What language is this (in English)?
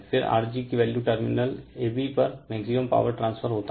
Hindi